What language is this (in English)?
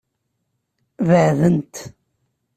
Kabyle